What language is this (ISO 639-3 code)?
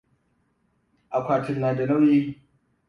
hau